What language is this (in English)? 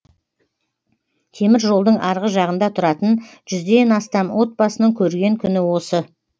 Kazakh